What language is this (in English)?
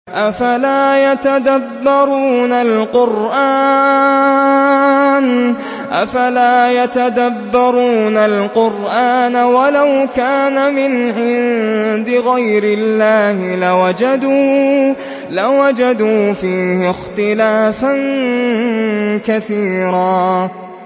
Arabic